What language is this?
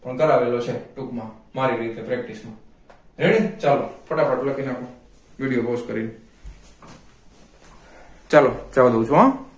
Gujarati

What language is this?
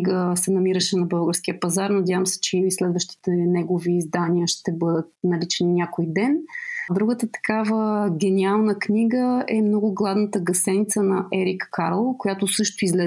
Bulgarian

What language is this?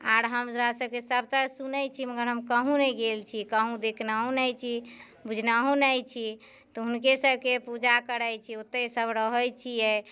Maithili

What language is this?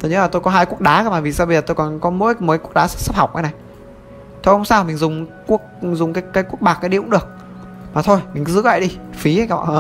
Vietnamese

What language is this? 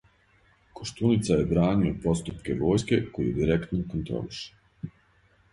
Serbian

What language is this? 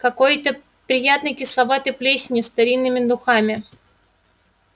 Russian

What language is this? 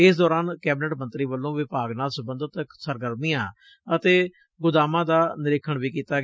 Punjabi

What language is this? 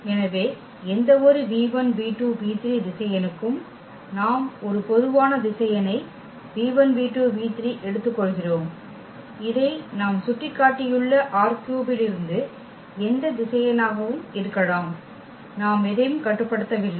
Tamil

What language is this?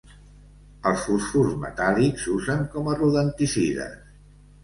Catalan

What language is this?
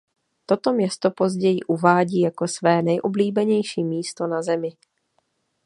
Czech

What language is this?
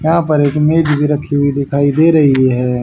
Hindi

